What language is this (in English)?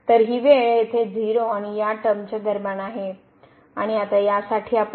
Marathi